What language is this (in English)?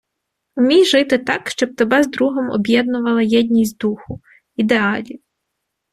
Ukrainian